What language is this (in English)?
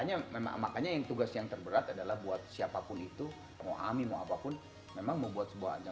Indonesian